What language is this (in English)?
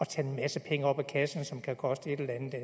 Danish